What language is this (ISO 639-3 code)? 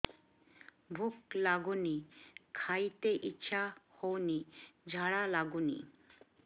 ori